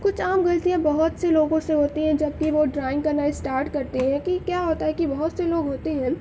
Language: Urdu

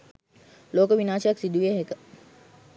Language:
Sinhala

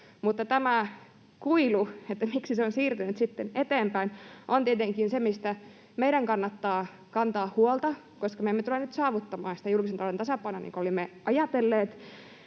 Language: Finnish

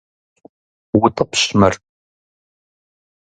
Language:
Kabardian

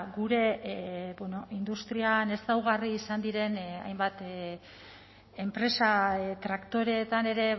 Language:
Basque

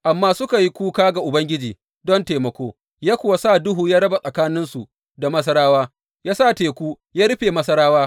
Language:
Hausa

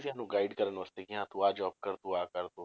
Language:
Punjabi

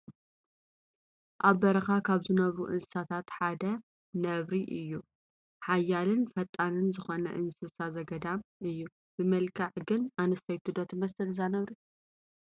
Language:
Tigrinya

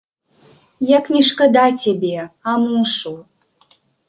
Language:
Belarusian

